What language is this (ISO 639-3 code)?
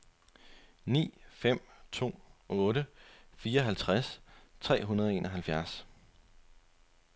dan